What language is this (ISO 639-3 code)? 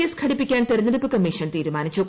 mal